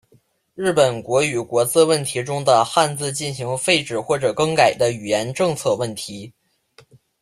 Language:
Chinese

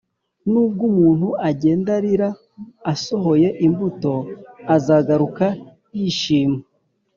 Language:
Kinyarwanda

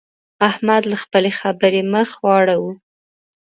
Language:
Pashto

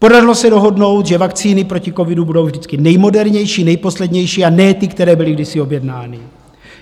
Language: Czech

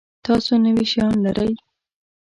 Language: Pashto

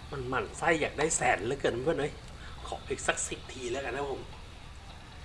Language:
Thai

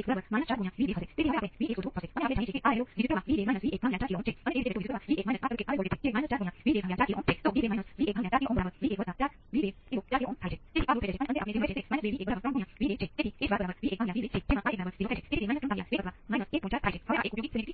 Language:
Gujarati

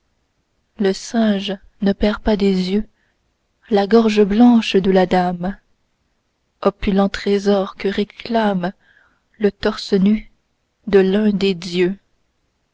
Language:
French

